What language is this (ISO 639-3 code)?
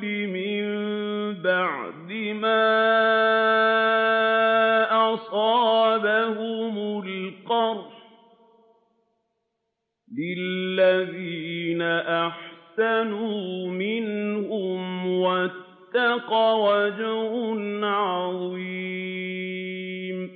ara